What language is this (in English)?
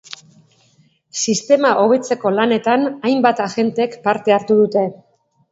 Basque